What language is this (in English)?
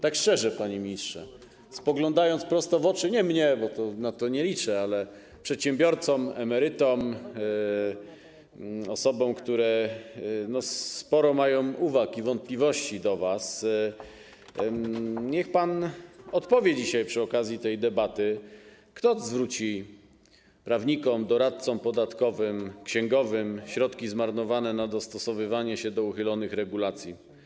Polish